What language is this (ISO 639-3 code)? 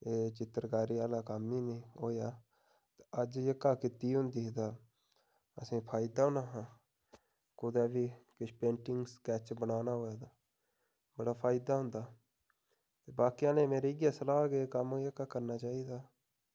doi